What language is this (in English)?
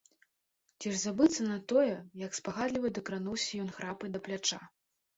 Belarusian